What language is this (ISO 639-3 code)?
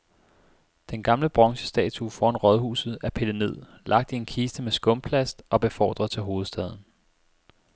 dan